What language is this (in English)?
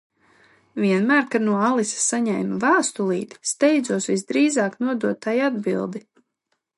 Latvian